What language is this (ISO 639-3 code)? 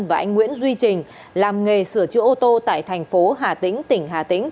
vie